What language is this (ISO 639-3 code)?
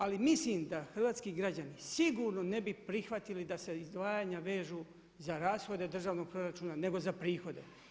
hrv